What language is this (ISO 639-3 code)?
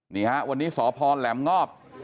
tha